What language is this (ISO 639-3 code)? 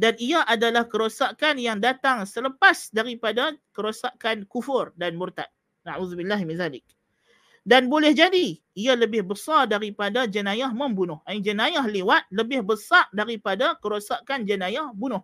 msa